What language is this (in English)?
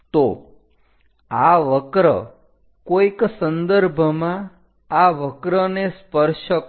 Gujarati